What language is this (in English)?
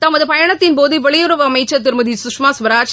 Tamil